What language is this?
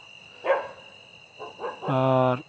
Santali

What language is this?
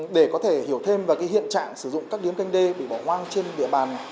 Vietnamese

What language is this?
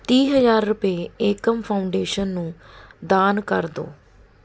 Punjabi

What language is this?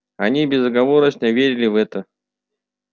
Russian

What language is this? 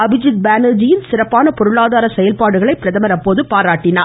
Tamil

